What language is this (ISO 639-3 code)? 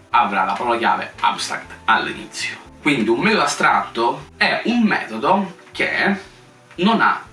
ita